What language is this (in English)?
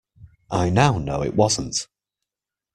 English